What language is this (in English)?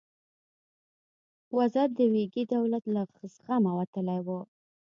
Pashto